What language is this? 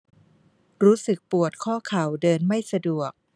Thai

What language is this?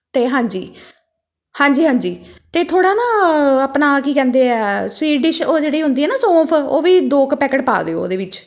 Punjabi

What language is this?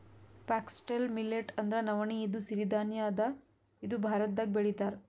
Kannada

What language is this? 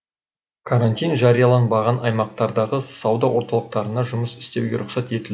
Kazakh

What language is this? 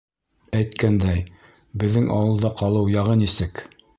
Bashkir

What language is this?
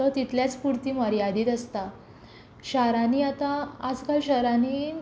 Konkani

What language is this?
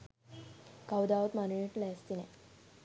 Sinhala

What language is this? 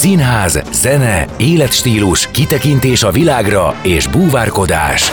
Hungarian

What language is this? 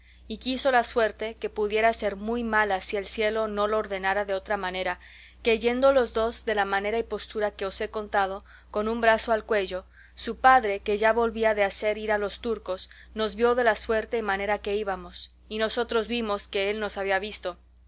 Spanish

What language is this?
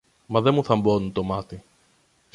Greek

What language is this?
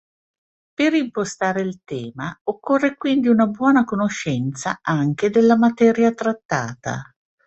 Italian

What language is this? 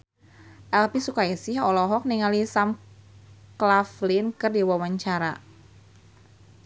Sundanese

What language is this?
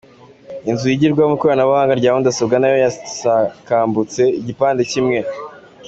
Kinyarwanda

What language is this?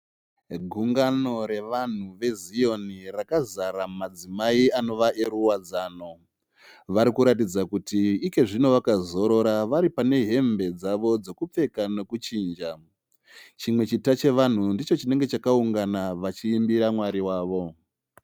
Shona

